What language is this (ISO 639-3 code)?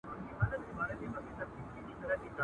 pus